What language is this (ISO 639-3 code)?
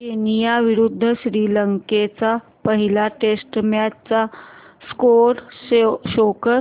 mar